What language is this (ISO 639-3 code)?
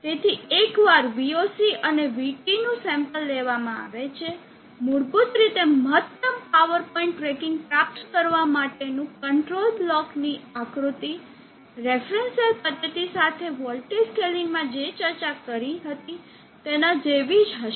guj